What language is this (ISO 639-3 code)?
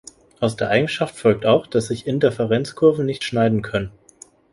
deu